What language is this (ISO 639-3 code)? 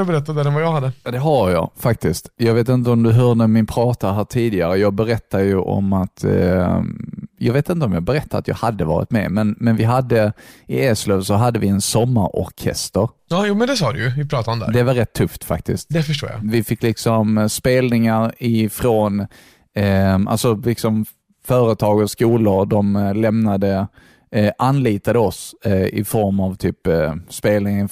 swe